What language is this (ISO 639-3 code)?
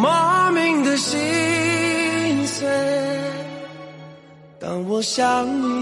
zho